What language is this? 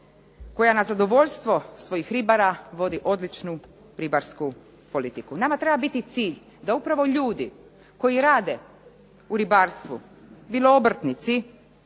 Croatian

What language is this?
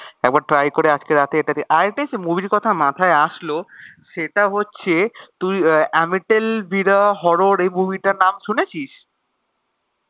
Bangla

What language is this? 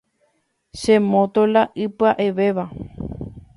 Guarani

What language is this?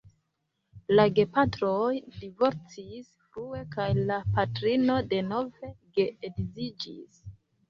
Esperanto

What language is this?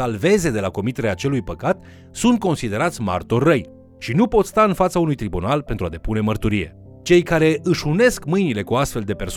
Romanian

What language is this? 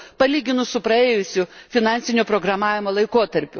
Lithuanian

